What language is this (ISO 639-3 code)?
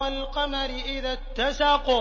ara